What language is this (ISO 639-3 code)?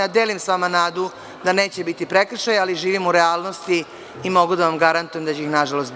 srp